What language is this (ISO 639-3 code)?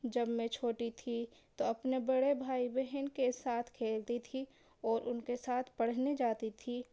urd